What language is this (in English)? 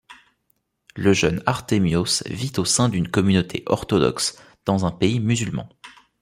French